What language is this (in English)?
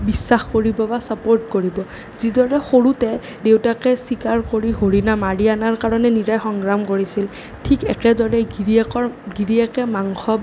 Assamese